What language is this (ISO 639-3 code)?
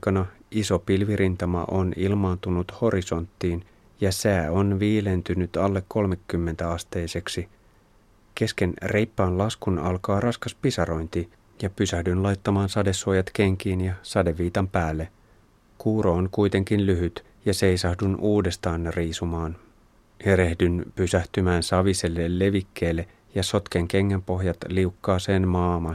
fin